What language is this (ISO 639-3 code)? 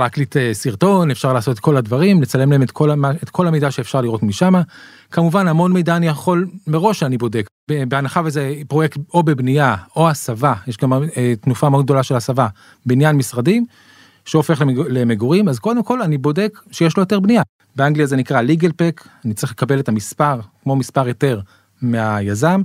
heb